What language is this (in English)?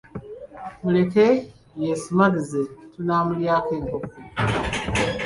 Ganda